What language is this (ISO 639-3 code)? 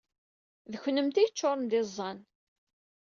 kab